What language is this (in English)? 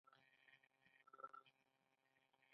Pashto